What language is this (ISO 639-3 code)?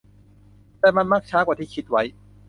tha